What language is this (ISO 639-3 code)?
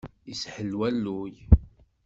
kab